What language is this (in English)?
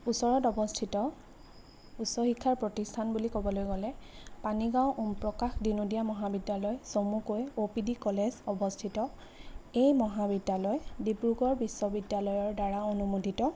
Assamese